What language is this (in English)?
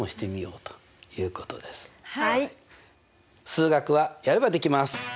Japanese